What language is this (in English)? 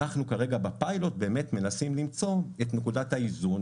Hebrew